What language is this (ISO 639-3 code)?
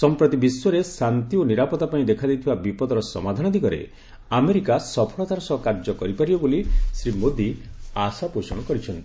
ori